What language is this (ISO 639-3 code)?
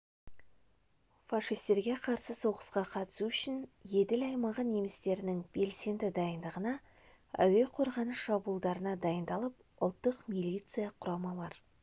kaz